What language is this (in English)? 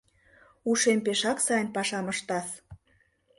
Mari